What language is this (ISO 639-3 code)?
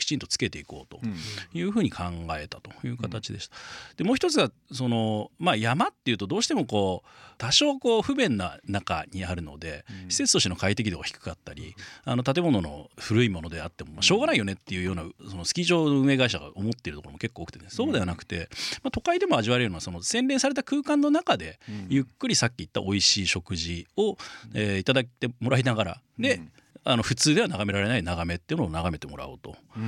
jpn